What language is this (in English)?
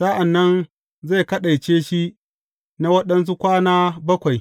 Hausa